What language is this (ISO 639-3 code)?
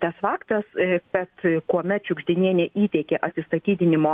lit